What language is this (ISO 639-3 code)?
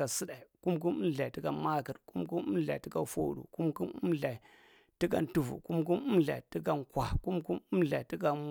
mrt